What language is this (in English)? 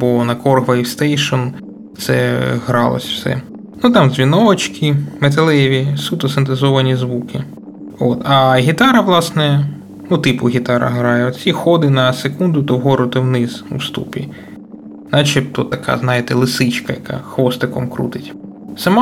Ukrainian